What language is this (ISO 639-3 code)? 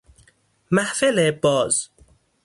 fas